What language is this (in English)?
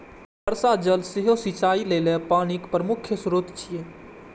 Maithili